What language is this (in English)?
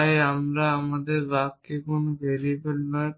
Bangla